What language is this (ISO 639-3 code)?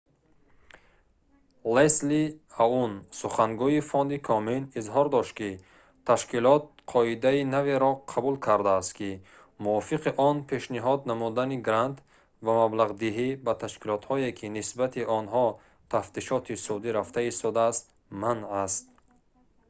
tgk